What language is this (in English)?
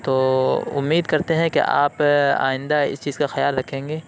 Urdu